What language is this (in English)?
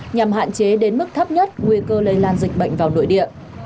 Vietnamese